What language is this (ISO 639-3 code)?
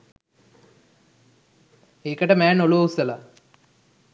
sin